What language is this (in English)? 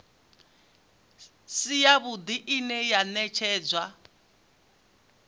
Venda